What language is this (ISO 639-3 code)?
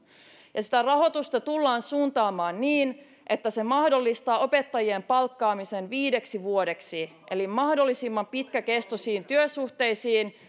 fin